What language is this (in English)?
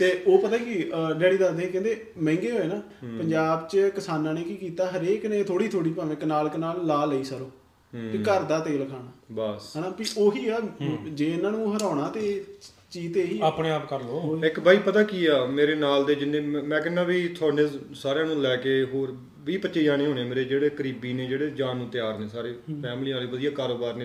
Punjabi